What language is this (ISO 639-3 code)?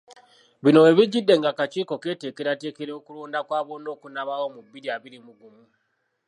lug